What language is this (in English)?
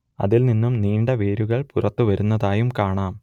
Malayalam